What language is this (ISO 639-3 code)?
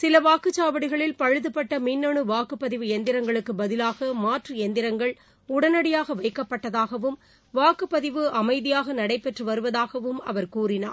tam